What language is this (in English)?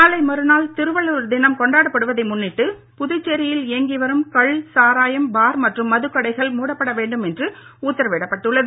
Tamil